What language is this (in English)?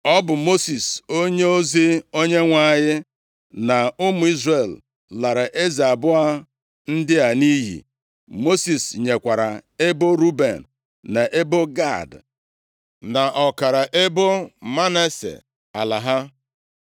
Igbo